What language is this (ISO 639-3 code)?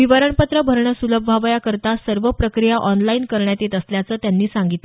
mar